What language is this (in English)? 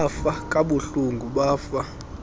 Xhosa